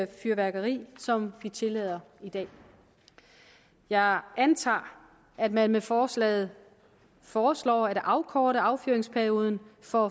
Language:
Danish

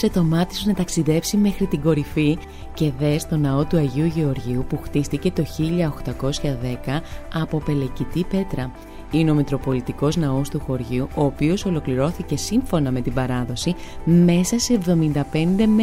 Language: Greek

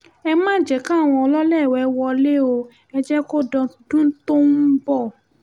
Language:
Yoruba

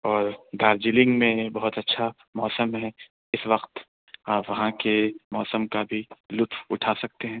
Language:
Urdu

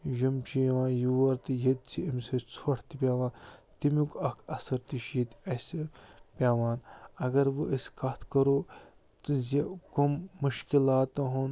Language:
Kashmiri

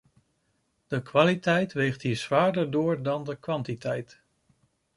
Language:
Dutch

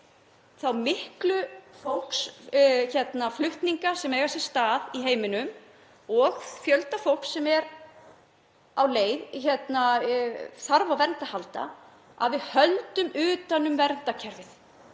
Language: Icelandic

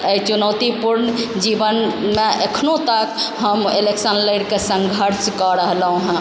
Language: Maithili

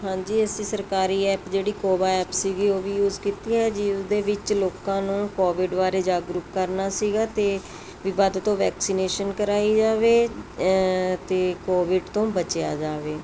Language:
Punjabi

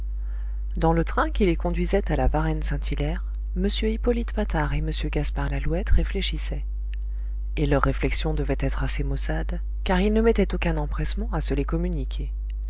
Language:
French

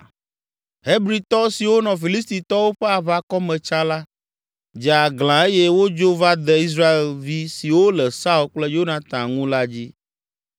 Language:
Ewe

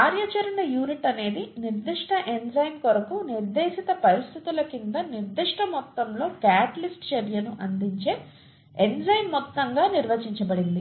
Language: Telugu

